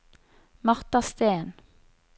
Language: Norwegian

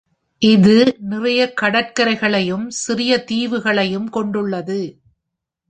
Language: Tamil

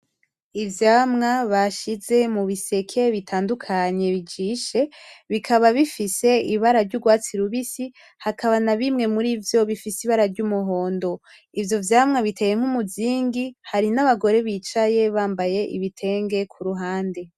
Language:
Rundi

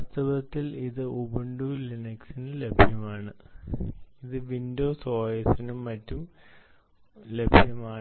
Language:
Malayalam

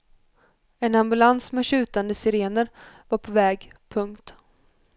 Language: Swedish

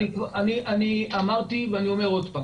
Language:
Hebrew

